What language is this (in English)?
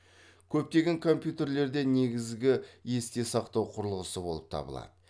Kazakh